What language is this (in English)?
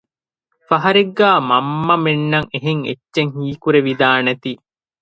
Divehi